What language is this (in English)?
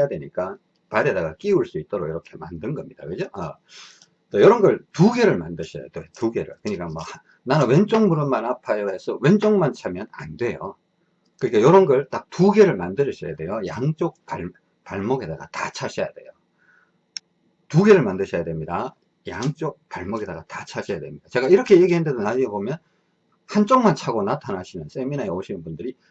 Korean